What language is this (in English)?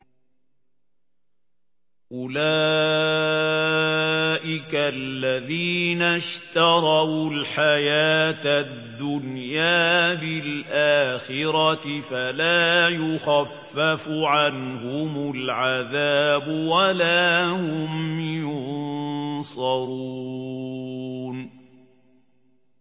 Arabic